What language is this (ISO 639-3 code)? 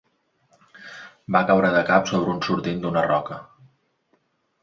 cat